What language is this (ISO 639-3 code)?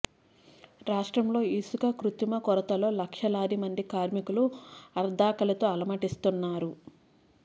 tel